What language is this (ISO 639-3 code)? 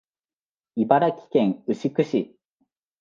jpn